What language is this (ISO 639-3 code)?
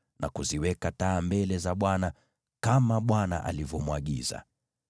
swa